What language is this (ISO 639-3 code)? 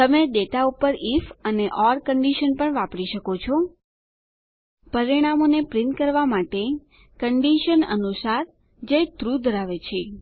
guj